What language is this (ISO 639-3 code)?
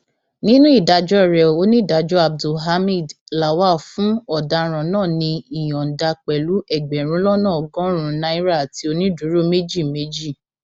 yor